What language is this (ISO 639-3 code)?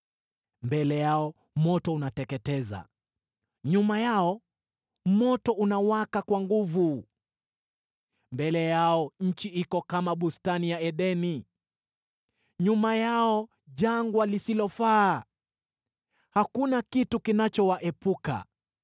swa